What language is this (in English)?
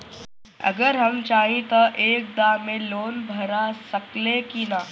Bhojpuri